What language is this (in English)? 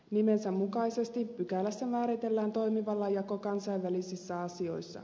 Finnish